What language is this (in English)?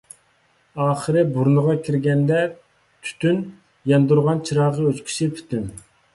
Uyghur